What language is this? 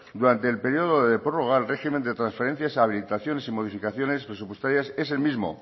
Spanish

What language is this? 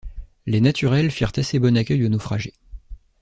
French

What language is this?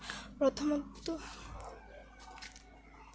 Assamese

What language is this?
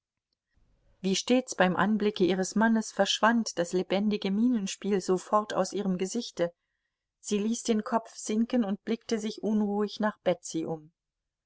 German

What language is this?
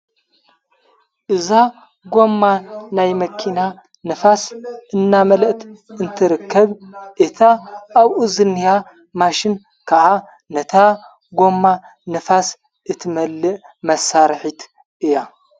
Tigrinya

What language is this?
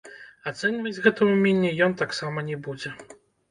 Belarusian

